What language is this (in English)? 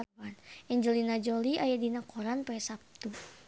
Sundanese